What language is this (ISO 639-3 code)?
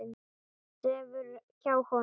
isl